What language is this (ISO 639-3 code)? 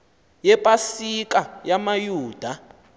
xho